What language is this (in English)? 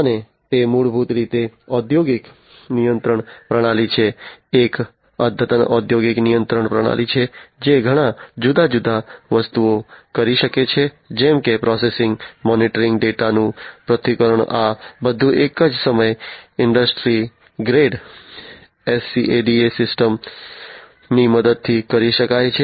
Gujarati